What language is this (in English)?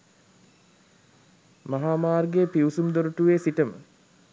Sinhala